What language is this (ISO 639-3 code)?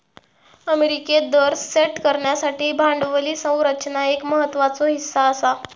mar